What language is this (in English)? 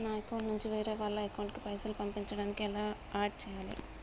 Telugu